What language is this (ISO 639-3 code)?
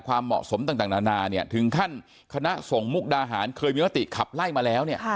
tha